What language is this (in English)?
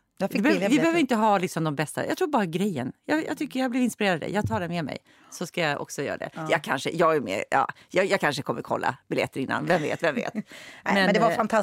Swedish